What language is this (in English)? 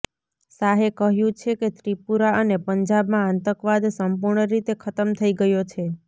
Gujarati